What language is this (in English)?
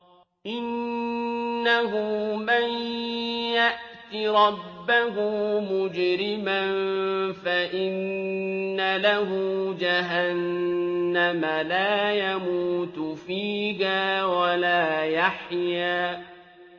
Arabic